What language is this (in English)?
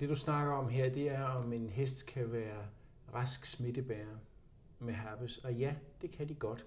Danish